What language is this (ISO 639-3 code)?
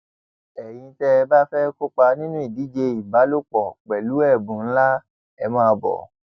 yor